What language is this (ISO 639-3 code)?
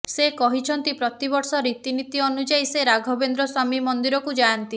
ori